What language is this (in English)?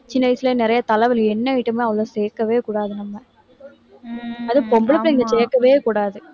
Tamil